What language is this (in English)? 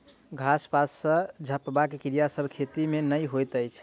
Maithili